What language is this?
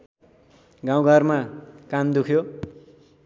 Nepali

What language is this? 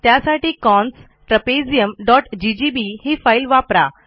Marathi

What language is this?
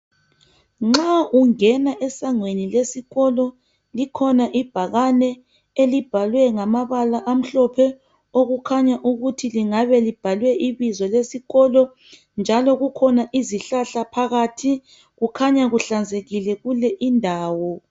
North Ndebele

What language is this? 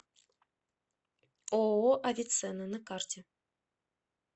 Russian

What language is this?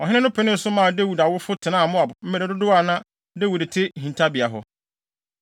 Akan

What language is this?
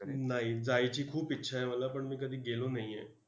Marathi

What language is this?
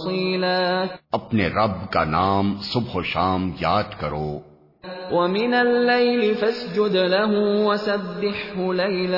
Urdu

